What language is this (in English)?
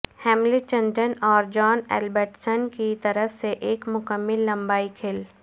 Urdu